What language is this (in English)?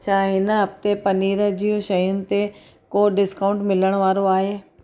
Sindhi